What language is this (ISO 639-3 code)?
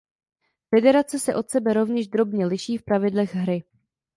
ces